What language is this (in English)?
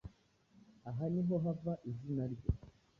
Kinyarwanda